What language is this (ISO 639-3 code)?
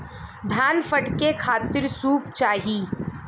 bho